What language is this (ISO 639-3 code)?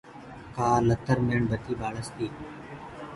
ggg